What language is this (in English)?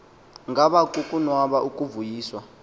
Xhosa